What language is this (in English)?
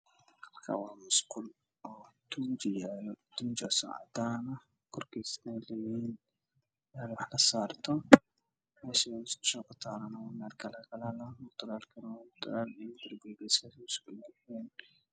Somali